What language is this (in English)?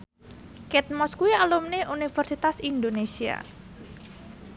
Javanese